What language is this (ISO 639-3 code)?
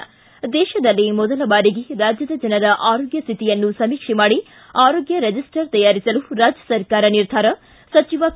kan